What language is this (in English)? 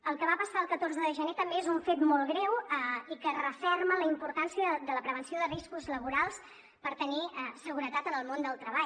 Catalan